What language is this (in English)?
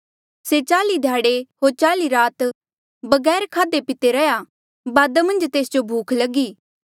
Mandeali